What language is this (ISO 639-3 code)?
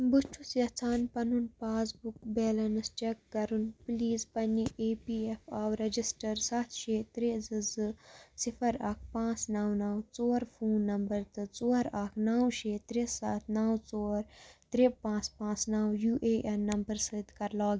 kas